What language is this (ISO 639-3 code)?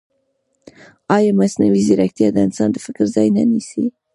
pus